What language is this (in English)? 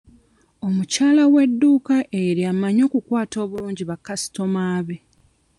Ganda